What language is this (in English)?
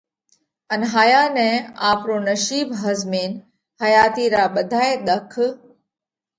Parkari Koli